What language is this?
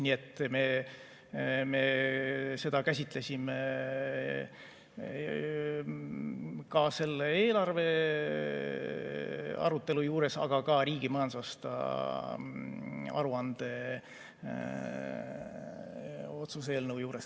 Estonian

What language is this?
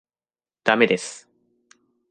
Japanese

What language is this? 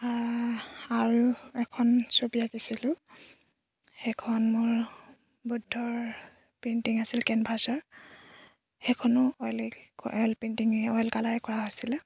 Assamese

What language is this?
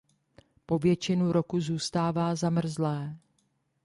Czech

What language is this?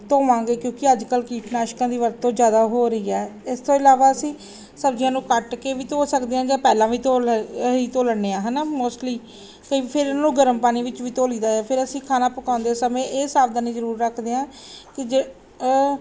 Punjabi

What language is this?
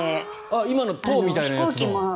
Japanese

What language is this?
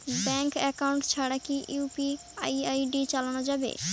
Bangla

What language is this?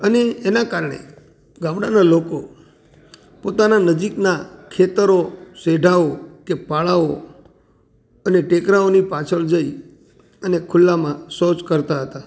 Gujarati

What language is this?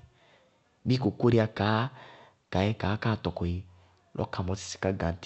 Bago-Kusuntu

